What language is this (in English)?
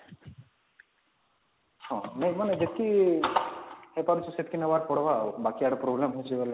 Odia